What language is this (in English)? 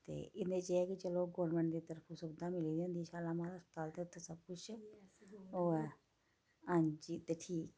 Dogri